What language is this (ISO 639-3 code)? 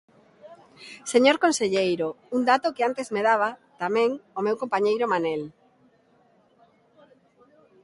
glg